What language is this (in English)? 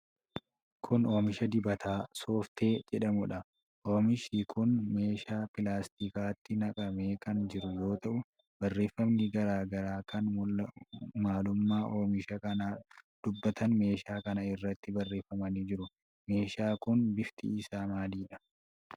Oromo